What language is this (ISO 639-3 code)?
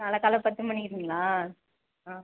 tam